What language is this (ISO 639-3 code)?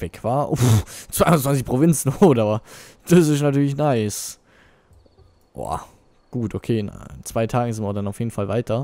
deu